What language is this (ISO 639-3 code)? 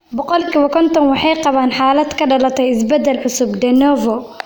som